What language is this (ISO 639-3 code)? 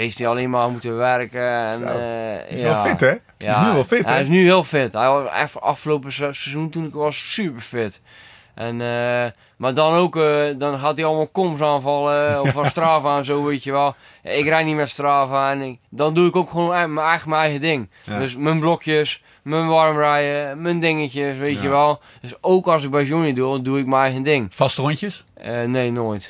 nld